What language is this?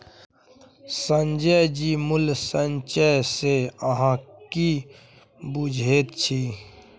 Maithili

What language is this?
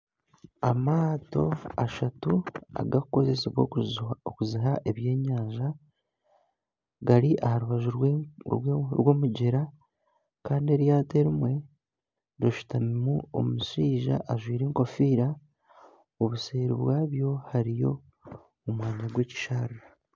Nyankole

